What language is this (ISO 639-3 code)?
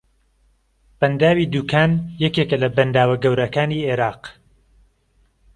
ckb